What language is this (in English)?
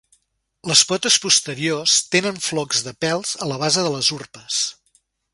Catalan